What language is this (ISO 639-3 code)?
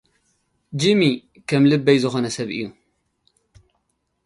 tir